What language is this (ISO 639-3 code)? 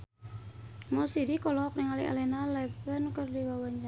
sun